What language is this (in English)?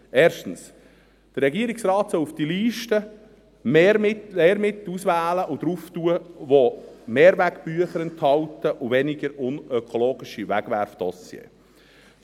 Swiss German